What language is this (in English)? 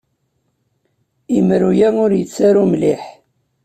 Kabyle